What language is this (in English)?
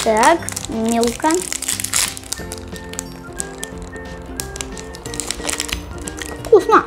Russian